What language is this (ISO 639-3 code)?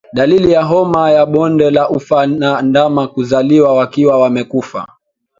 swa